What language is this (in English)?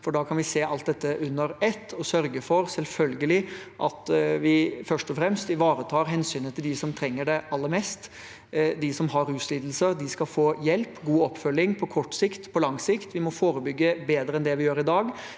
Norwegian